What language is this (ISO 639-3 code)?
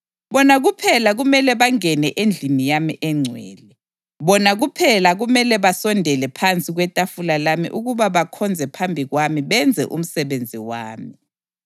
nde